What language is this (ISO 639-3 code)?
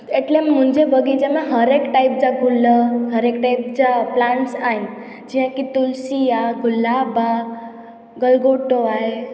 snd